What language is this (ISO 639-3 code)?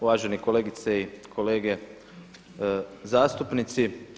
hrv